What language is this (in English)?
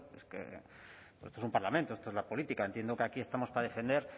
Spanish